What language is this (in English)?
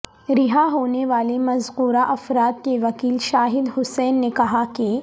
Urdu